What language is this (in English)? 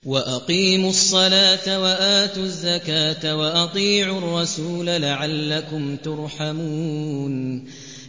Arabic